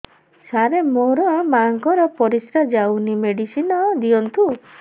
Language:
Odia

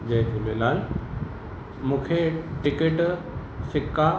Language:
Sindhi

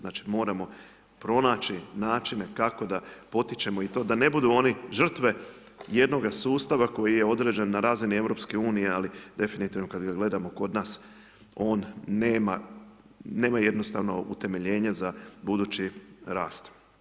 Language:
Croatian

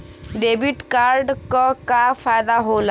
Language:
Bhojpuri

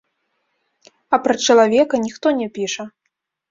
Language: Belarusian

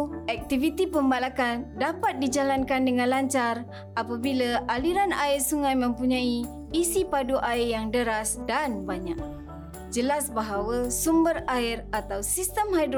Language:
Malay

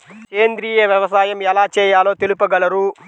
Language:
Telugu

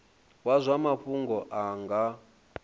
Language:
Venda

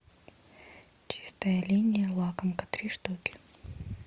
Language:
Russian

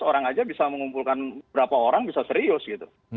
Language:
Indonesian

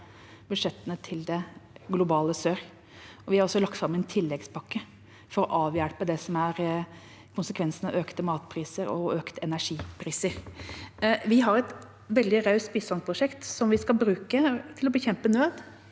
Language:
Norwegian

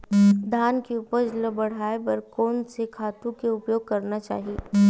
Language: Chhattisgarhi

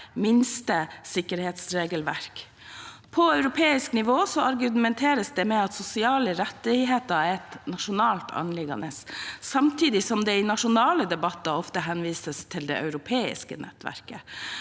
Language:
Norwegian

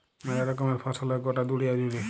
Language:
Bangla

